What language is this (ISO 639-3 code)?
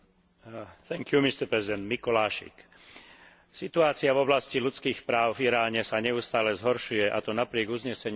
slk